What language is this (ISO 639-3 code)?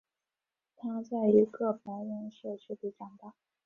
zho